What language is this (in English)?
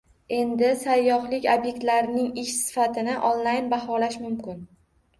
Uzbek